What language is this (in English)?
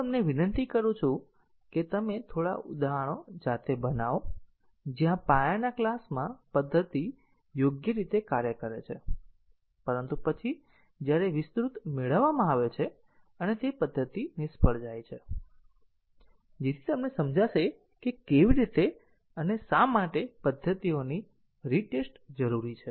Gujarati